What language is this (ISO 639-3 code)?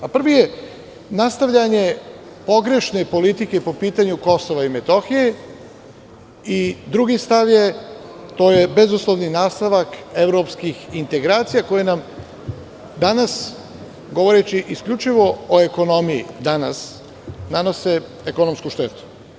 srp